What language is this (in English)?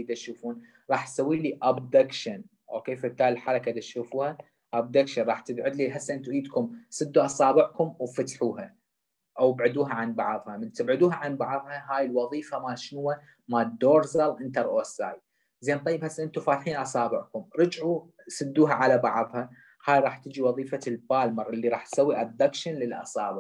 Arabic